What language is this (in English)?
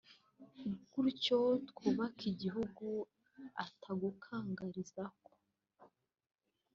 Kinyarwanda